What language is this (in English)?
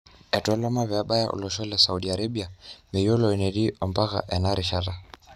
Masai